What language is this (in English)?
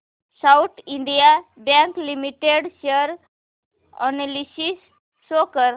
Marathi